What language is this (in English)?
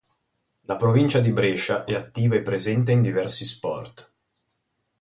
Italian